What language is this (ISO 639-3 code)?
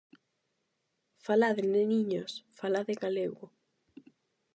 glg